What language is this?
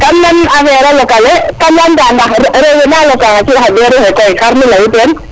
Serer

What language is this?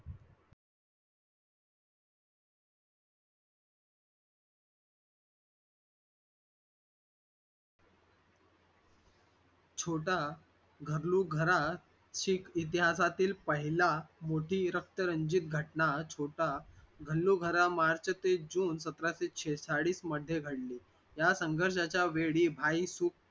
Marathi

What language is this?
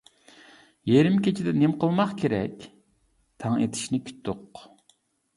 Uyghur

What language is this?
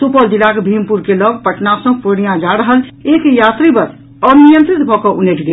Maithili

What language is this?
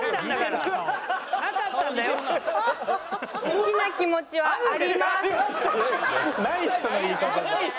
Japanese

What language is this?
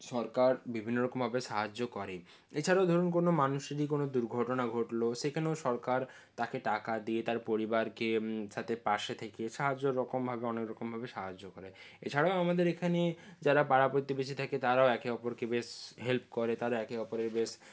Bangla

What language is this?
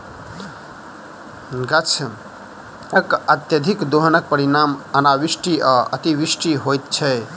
Maithili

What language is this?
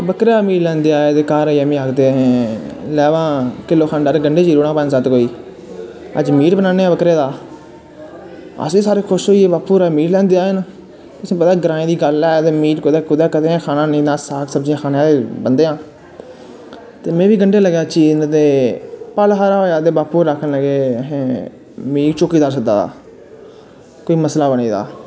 Dogri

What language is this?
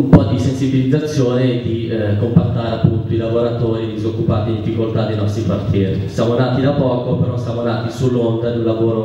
Italian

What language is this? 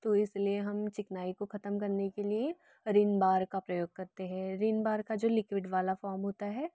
Hindi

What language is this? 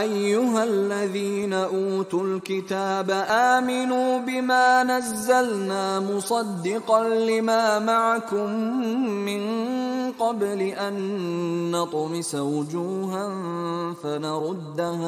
Arabic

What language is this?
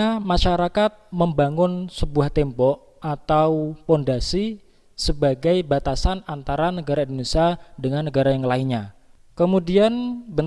Indonesian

